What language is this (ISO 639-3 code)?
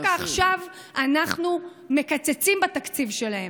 heb